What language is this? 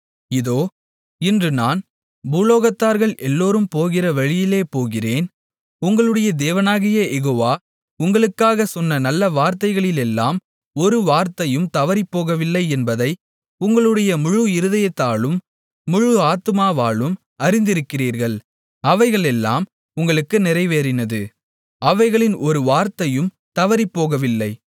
Tamil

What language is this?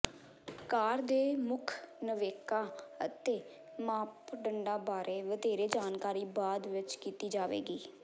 Punjabi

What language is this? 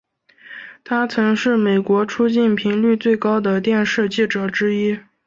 Chinese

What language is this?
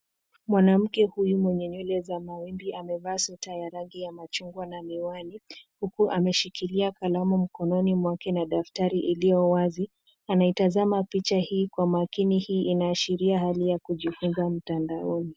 Swahili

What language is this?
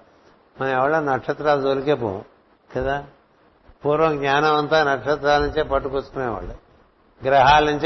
Telugu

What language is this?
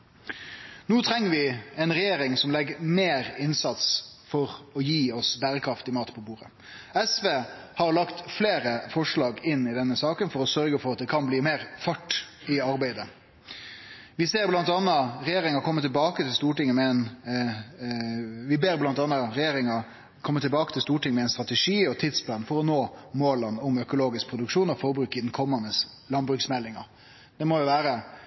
Norwegian Nynorsk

